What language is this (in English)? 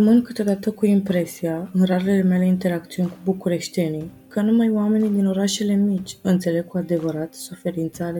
Romanian